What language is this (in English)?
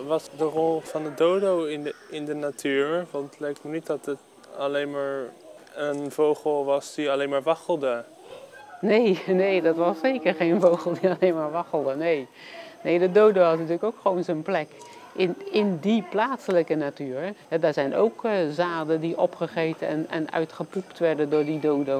Dutch